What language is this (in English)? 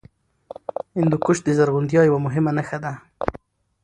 Pashto